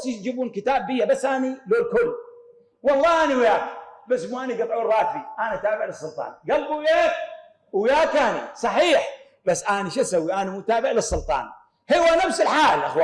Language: Arabic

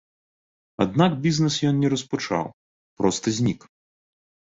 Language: Belarusian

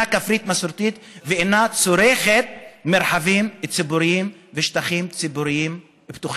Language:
Hebrew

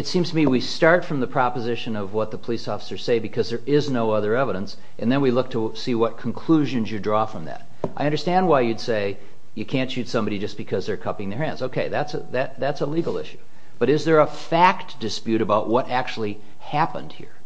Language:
English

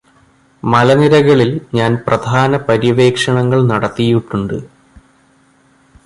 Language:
Malayalam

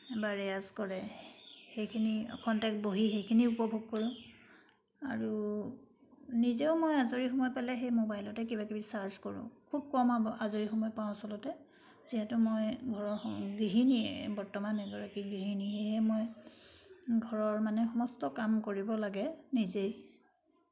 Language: Assamese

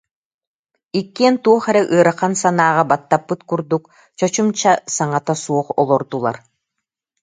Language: Yakut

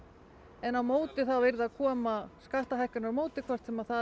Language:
Icelandic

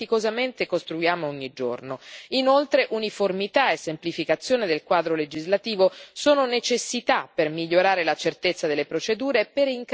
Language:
Italian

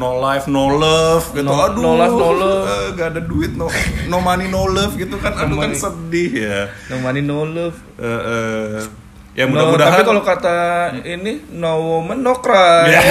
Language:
Indonesian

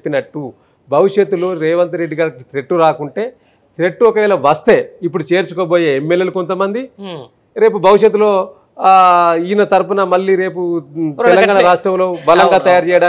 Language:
Telugu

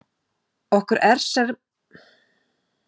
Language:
Icelandic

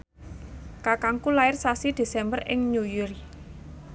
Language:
Javanese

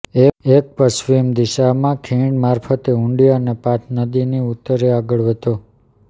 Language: Gujarati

